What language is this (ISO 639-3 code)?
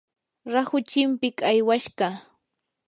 qur